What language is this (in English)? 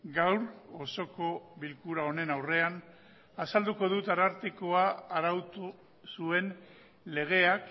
Basque